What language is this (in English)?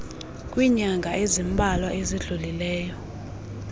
Xhosa